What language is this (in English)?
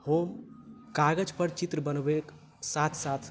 Maithili